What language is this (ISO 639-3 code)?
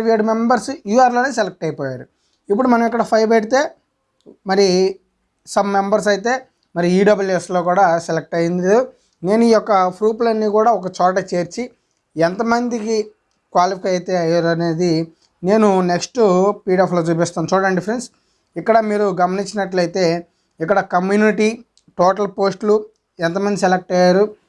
tel